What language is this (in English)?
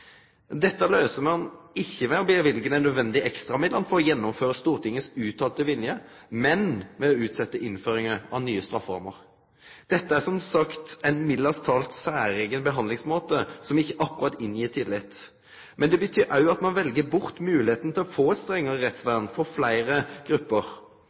Norwegian Nynorsk